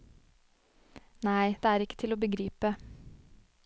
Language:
Norwegian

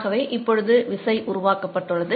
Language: Tamil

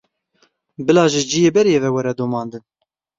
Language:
Kurdish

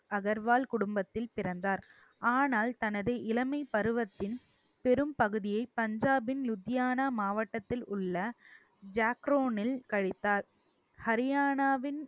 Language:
Tamil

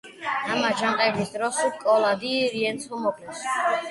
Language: Georgian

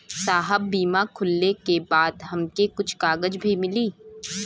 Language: Bhojpuri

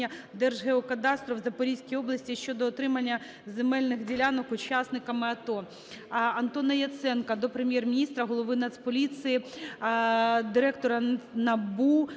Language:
Ukrainian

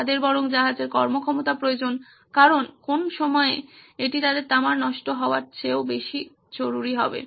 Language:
Bangla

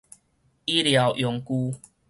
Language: Min Nan Chinese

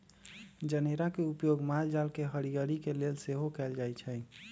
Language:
Magahi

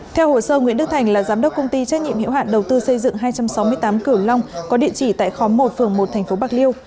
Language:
Vietnamese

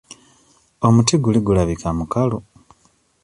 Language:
Ganda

